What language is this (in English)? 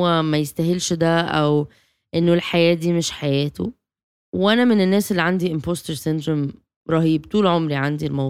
Arabic